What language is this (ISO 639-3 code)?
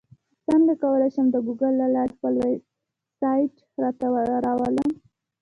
pus